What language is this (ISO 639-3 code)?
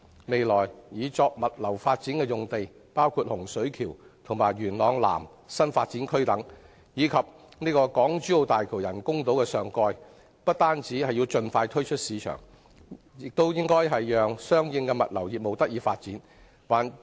yue